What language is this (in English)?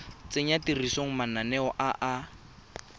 Tswana